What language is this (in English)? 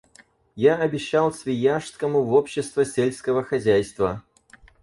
Russian